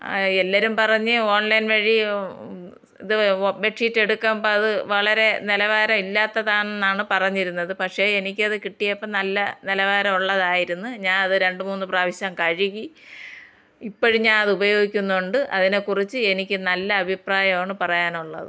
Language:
Malayalam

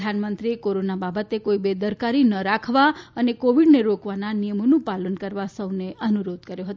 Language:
Gujarati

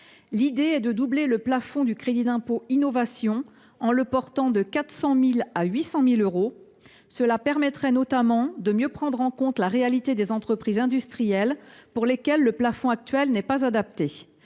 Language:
French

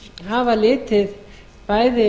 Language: Icelandic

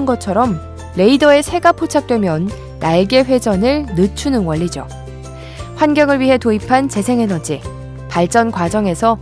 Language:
Korean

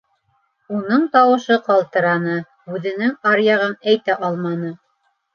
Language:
Bashkir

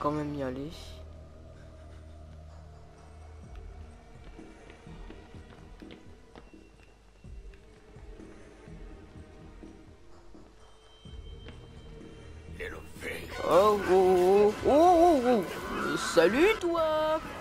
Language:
French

